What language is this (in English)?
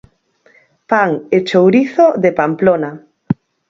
Galician